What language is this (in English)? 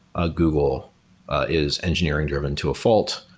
English